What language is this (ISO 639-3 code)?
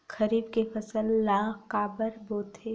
hne